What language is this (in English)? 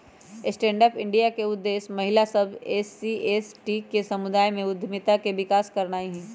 Magahi